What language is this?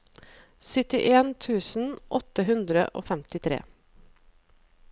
Norwegian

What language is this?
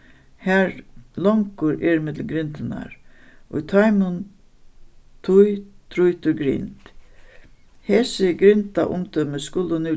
Faroese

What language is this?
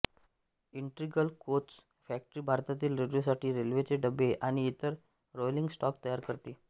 Marathi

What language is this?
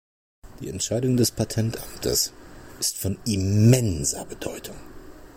German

